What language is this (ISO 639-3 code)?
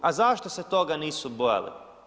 hrv